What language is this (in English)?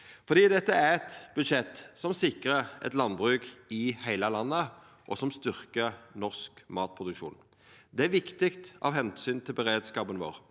Norwegian